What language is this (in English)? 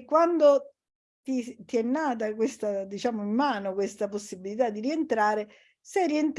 Italian